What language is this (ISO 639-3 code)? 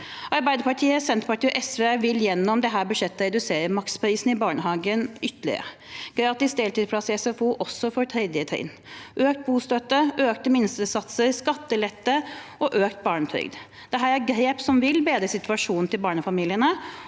nor